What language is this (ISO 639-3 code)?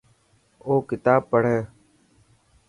mki